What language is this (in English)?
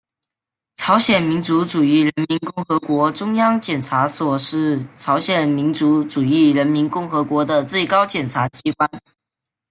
Chinese